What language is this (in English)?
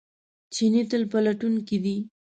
Pashto